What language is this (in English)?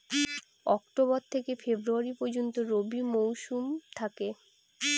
Bangla